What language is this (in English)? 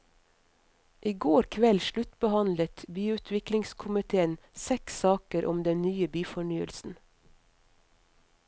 Norwegian